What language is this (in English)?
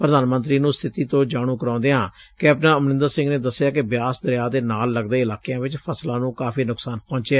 Punjabi